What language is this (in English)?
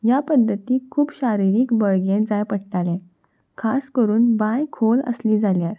Konkani